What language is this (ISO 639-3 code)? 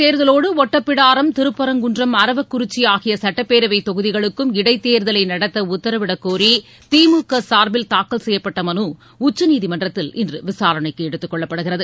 tam